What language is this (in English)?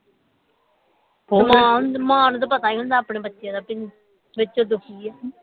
Punjabi